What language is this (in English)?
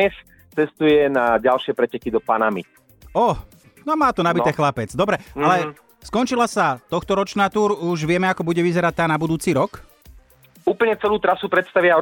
Slovak